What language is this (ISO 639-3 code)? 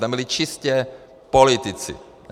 ces